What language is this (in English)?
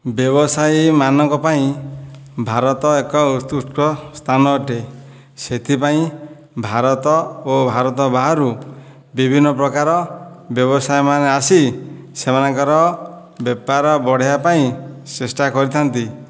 Odia